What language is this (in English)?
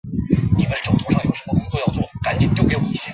Chinese